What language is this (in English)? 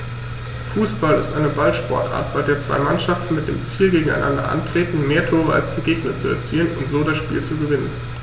German